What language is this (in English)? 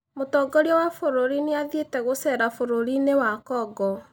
Kikuyu